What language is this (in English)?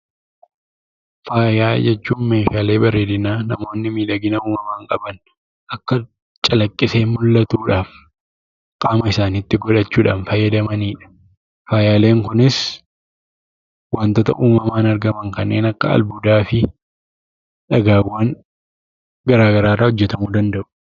Oromo